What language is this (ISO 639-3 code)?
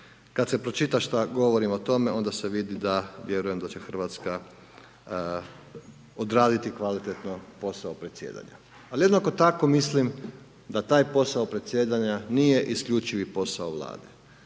hrv